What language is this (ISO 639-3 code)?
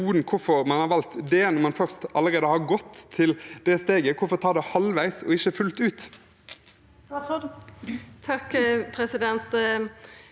nor